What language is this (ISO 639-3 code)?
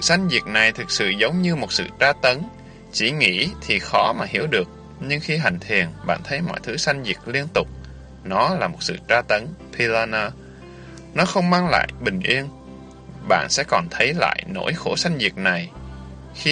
vie